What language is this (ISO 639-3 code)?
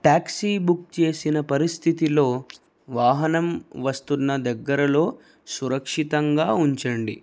tel